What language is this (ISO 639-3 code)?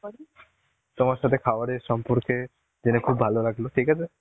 ben